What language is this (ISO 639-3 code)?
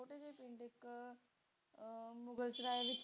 pan